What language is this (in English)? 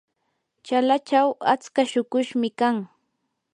Yanahuanca Pasco Quechua